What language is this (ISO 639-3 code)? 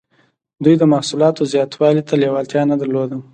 pus